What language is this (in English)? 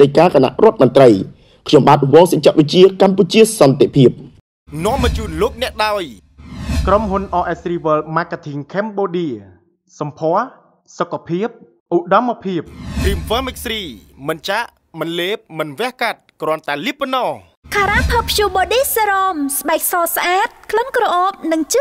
Thai